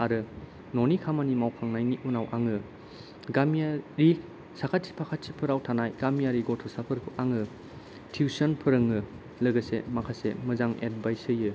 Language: Bodo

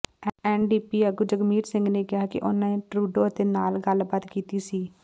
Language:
Punjabi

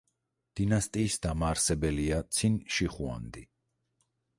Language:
Georgian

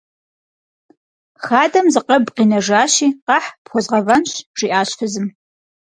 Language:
Kabardian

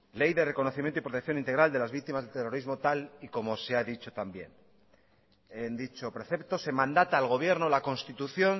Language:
Spanish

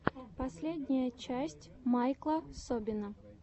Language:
Russian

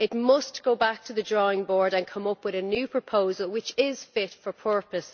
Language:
English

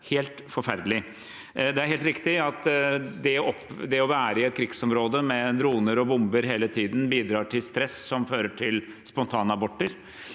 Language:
Norwegian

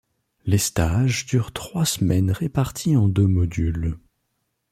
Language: French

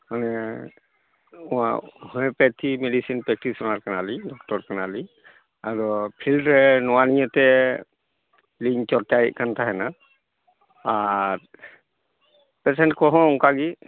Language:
Santali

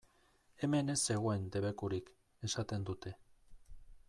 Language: Basque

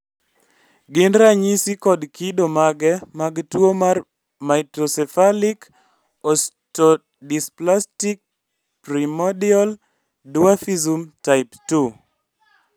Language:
Luo (Kenya and Tanzania)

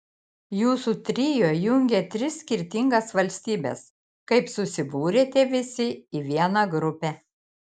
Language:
Lithuanian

